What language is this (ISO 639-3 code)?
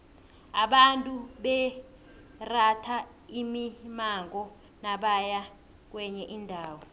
nbl